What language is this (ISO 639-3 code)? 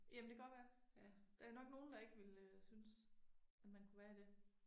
dan